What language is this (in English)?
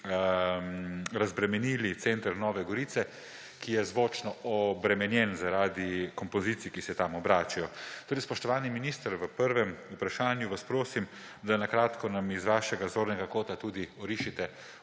Slovenian